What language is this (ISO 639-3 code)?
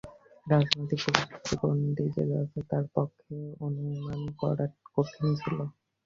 ben